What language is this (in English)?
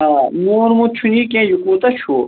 Kashmiri